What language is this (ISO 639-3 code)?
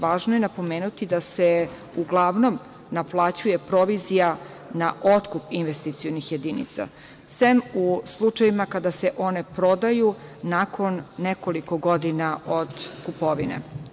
srp